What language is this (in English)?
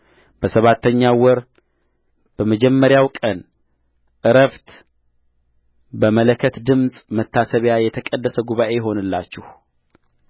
Amharic